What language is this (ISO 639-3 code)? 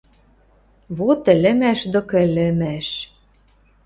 mrj